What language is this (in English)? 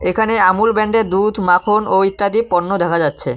Bangla